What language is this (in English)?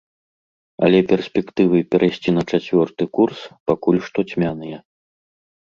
Belarusian